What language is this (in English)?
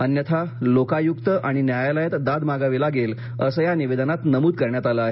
Marathi